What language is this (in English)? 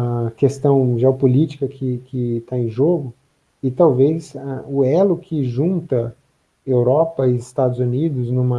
Portuguese